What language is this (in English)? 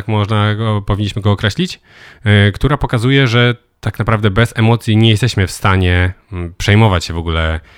Polish